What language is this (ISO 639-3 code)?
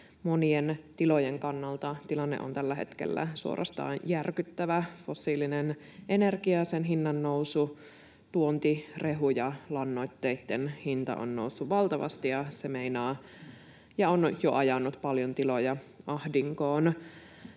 fin